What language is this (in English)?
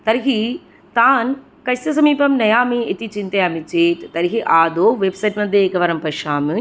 Sanskrit